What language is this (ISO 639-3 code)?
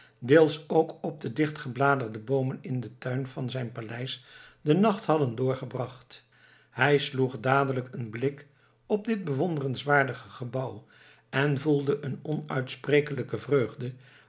nld